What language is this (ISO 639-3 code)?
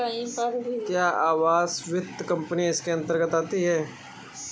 hin